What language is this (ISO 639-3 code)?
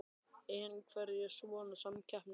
isl